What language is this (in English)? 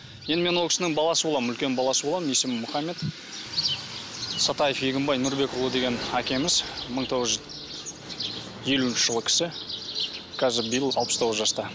Kazakh